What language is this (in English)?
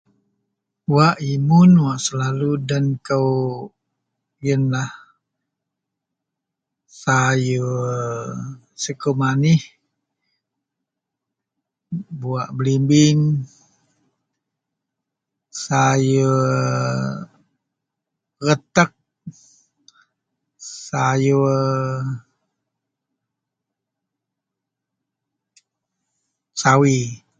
Central Melanau